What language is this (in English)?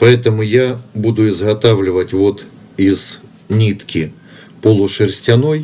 Russian